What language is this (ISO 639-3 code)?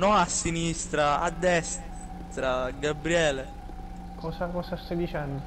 ita